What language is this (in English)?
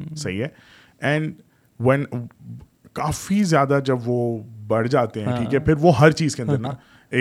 Urdu